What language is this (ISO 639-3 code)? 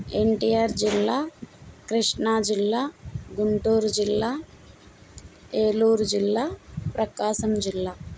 tel